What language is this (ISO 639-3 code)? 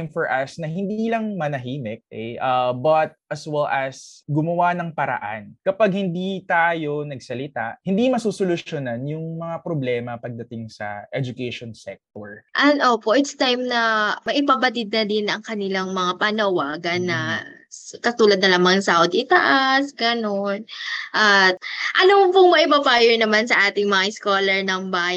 fil